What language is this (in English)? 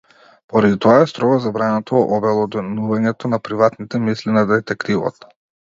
Macedonian